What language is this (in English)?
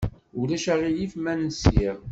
Kabyle